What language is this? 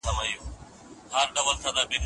Pashto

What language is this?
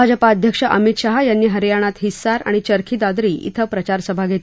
Marathi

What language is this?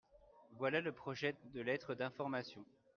French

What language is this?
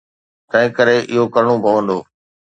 Sindhi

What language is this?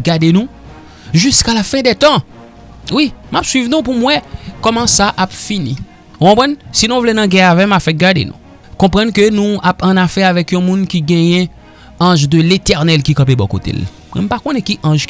French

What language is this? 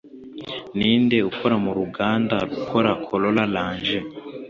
Kinyarwanda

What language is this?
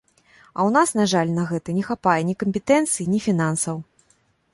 Belarusian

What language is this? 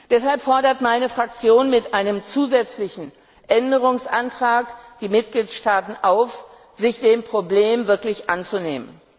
German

